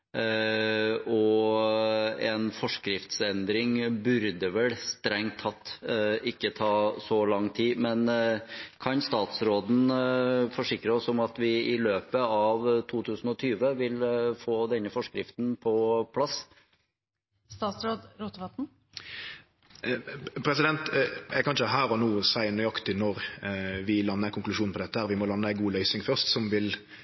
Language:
Norwegian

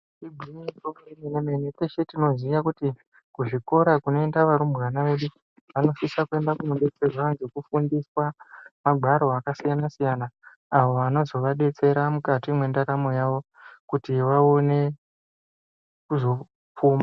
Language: Ndau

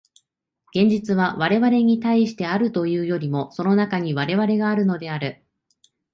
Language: Japanese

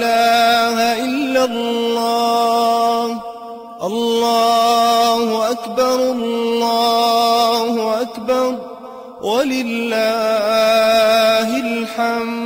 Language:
Arabic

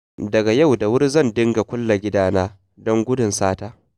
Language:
Hausa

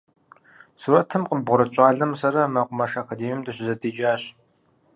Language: Kabardian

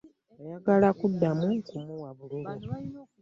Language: Ganda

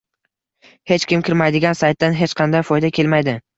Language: Uzbek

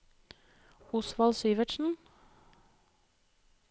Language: Norwegian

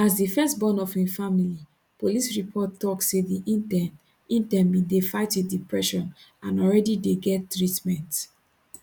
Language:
Nigerian Pidgin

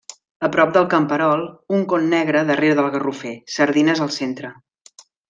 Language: Catalan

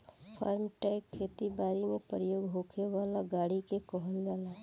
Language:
Bhojpuri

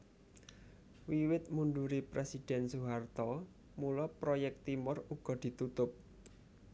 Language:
Javanese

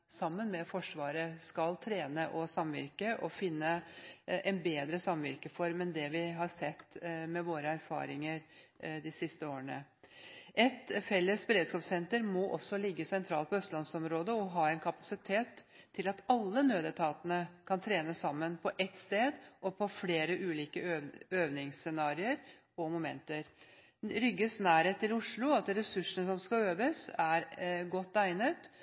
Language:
Norwegian Bokmål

